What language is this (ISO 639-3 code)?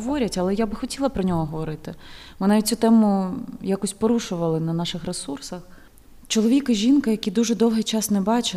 ukr